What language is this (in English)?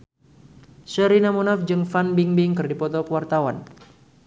Sundanese